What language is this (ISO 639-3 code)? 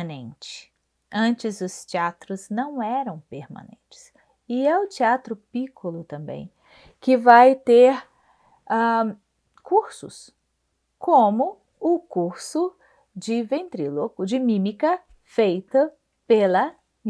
por